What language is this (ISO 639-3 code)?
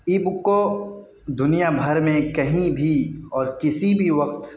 urd